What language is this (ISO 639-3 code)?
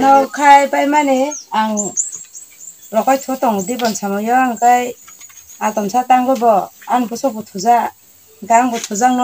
tha